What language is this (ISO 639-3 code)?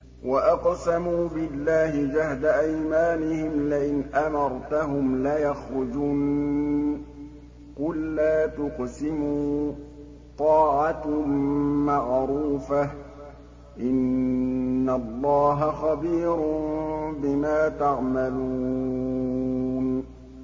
ara